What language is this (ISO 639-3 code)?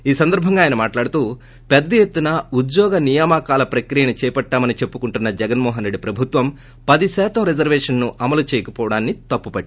tel